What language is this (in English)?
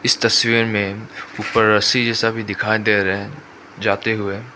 Hindi